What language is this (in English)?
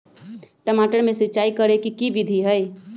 Magahi